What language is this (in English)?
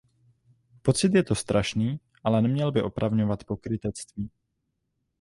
Czech